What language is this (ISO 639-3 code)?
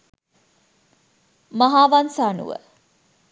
sin